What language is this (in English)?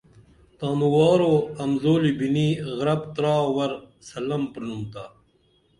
Dameli